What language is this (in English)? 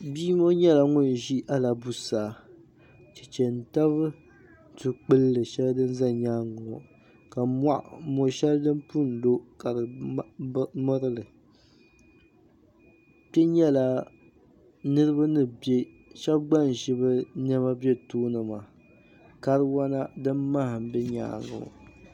Dagbani